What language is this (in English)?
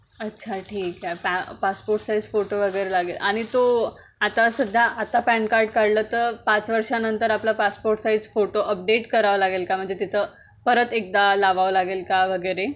Marathi